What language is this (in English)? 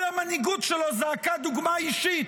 Hebrew